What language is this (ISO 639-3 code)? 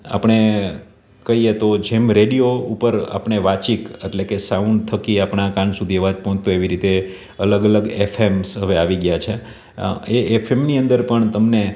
guj